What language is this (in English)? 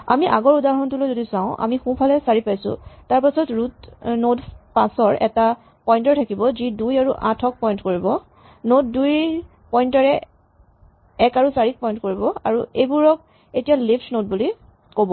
Assamese